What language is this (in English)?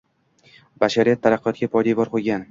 Uzbek